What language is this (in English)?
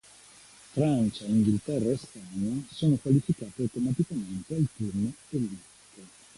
Italian